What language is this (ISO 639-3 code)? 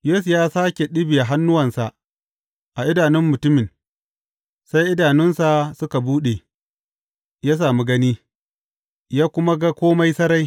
hau